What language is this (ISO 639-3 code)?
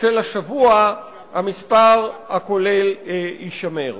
heb